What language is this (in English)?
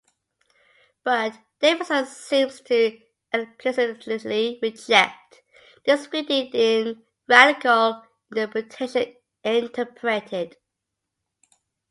English